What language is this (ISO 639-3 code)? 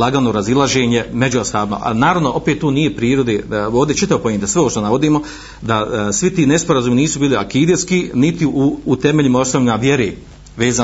hrv